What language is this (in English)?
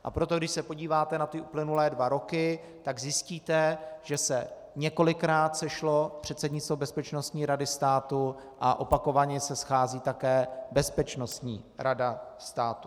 Czech